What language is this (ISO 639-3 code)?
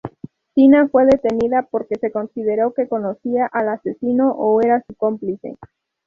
spa